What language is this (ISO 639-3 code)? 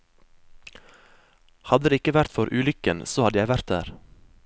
nor